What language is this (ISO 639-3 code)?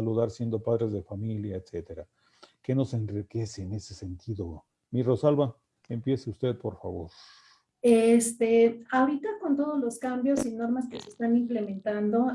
spa